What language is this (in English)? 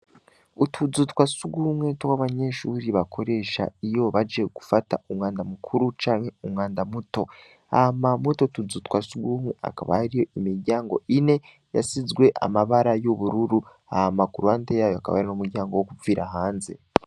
Rundi